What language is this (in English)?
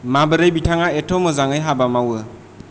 Bodo